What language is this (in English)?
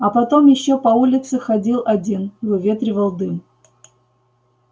Russian